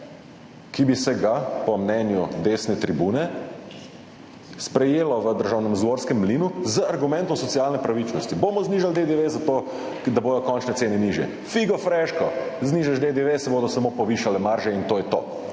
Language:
Slovenian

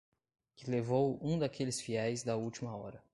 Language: Portuguese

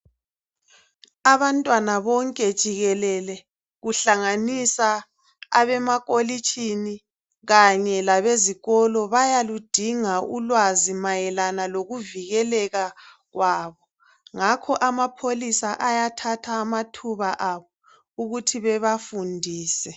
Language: North Ndebele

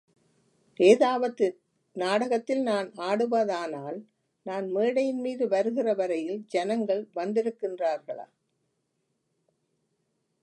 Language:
Tamil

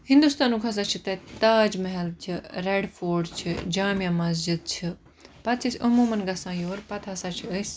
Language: Kashmiri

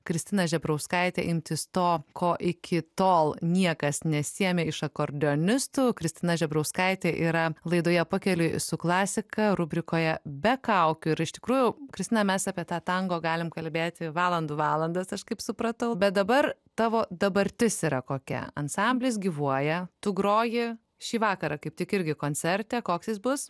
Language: Lithuanian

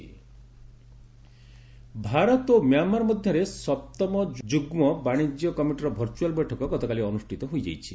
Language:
Odia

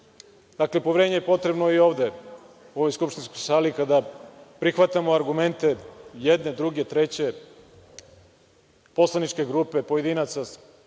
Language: Serbian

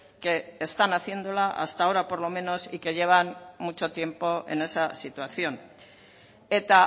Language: Spanish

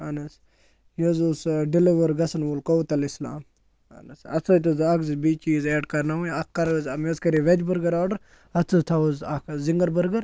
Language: Kashmiri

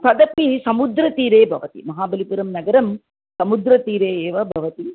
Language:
Sanskrit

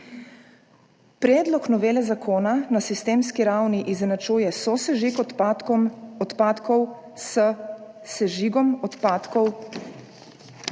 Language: Slovenian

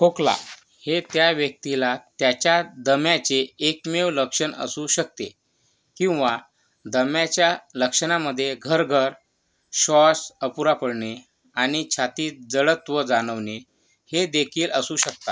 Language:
Marathi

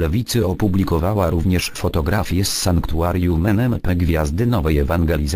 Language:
Polish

